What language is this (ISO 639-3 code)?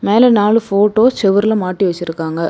tam